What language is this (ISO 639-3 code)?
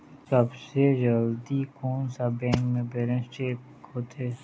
hne